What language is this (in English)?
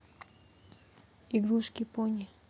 Russian